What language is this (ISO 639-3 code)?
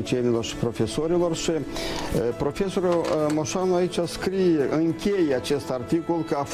ron